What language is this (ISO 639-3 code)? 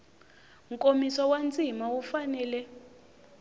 tso